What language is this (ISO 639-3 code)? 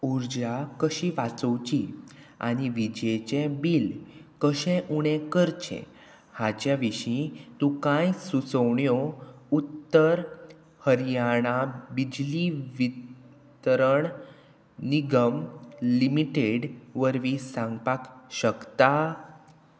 kok